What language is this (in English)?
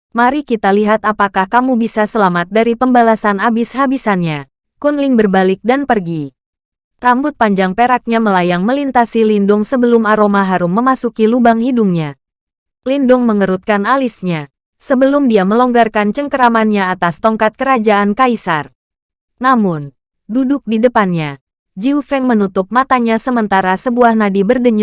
Indonesian